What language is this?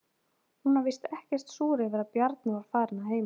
Icelandic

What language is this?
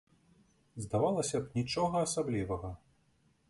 Belarusian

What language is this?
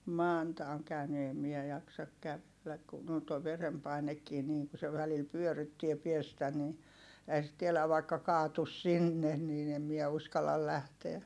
Finnish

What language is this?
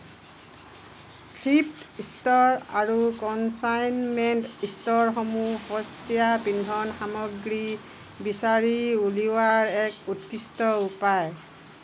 Assamese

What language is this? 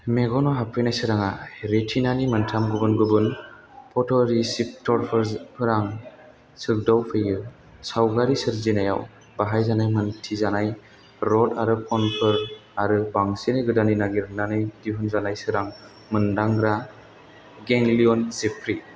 Bodo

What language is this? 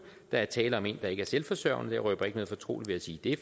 Danish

